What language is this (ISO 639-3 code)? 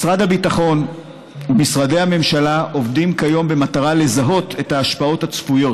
heb